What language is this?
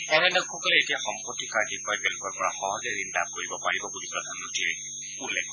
Assamese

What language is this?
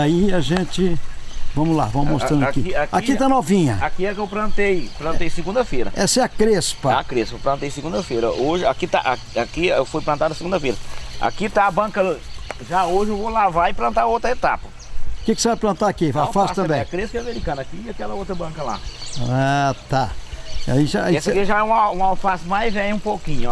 Portuguese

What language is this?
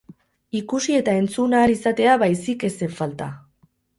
Basque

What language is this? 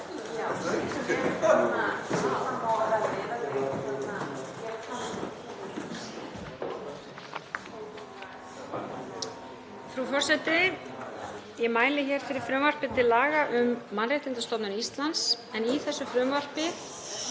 Icelandic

